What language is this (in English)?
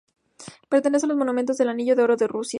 Spanish